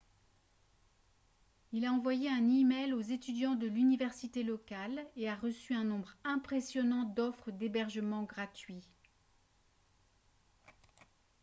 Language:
French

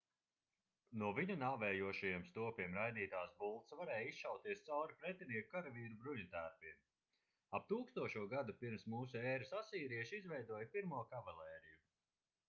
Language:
Latvian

